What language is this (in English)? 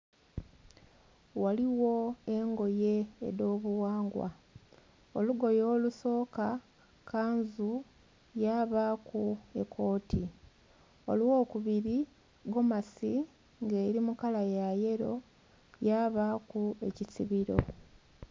Soga